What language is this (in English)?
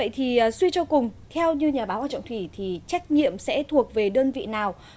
Vietnamese